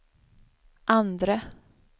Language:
Swedish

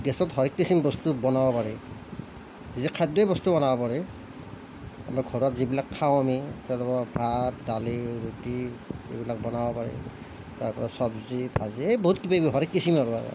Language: Assamese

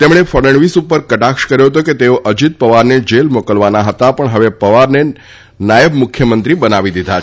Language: Gujarati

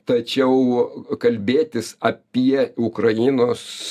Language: Lithuanian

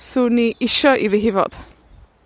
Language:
Welsh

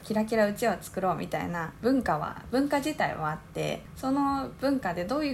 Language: Japanese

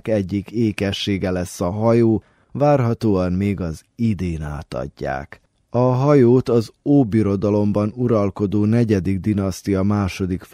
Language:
Hungarian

